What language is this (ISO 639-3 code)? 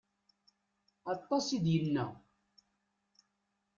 kab